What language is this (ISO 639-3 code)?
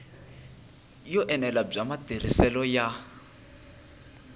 tso